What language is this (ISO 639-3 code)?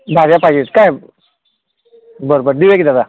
mar